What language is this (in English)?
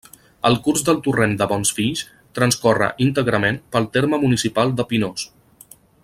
Catalan